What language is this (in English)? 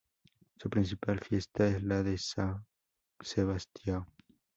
Spanish